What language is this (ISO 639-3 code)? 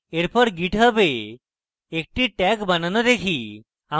ben